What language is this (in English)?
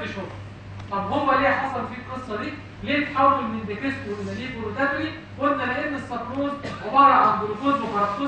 Arabic